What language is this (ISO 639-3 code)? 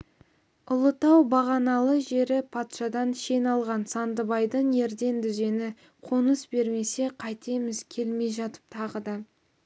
kaz